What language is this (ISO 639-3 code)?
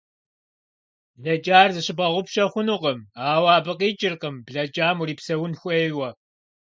kbd